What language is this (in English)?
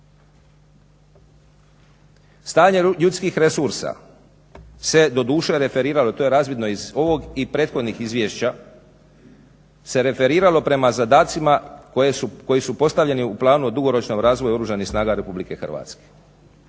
Croatian